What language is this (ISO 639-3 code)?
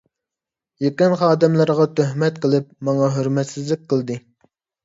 uig